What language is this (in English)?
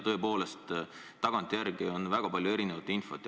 Estonian